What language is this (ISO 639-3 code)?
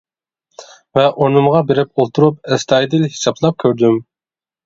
uig